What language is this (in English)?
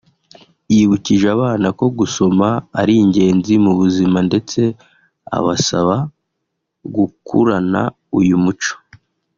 Kinyarwanda